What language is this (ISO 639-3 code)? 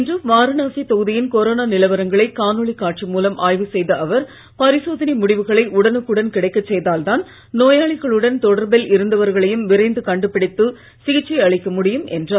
tam